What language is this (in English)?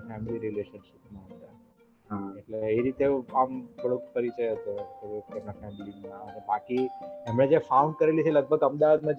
Gujarati